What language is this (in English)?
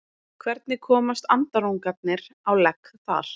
Icelandic